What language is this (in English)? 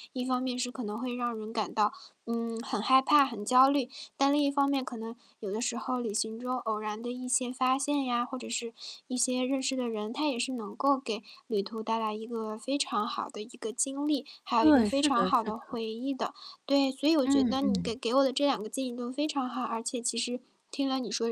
Chinese